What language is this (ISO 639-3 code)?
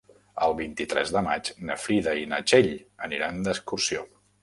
cat